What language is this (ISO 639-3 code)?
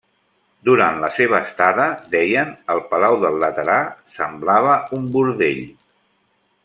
cat